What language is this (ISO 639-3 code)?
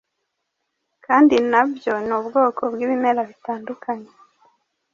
kin